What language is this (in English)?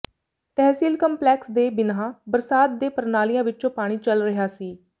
Punjabi